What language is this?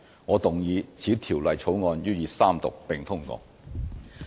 Cantonese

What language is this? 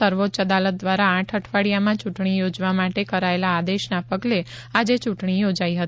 Gujarati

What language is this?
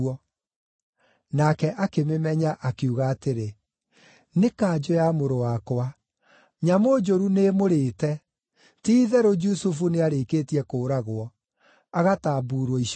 Kikuyu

